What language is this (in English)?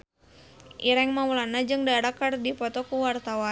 Sundanese